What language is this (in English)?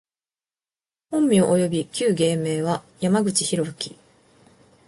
Japanese